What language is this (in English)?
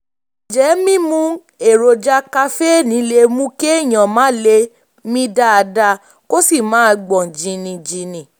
Yoruba